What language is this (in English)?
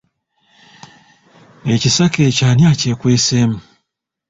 Ganda